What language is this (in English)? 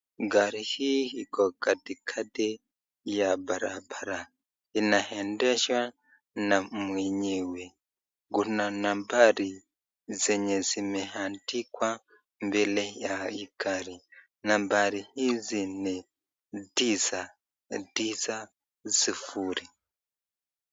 Swahili